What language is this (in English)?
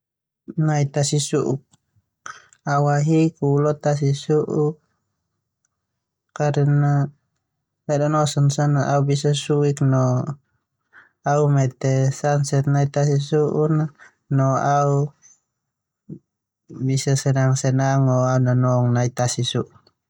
Termanu